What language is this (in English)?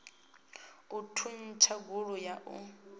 Venda